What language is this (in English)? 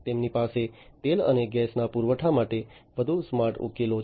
Gujarati